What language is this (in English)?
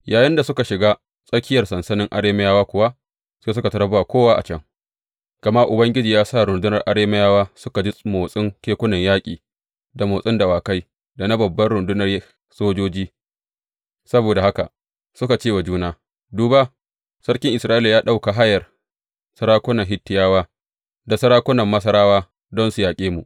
Hausa